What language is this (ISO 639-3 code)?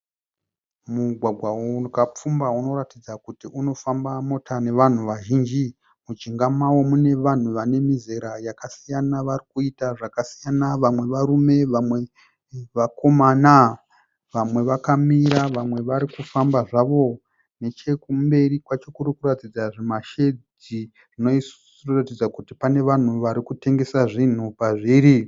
sna